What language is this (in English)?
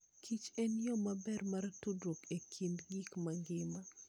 Luo (Kenya and Tanzania)